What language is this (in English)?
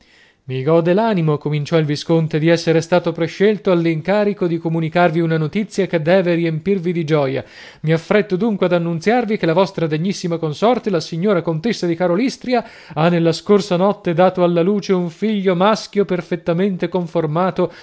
Italian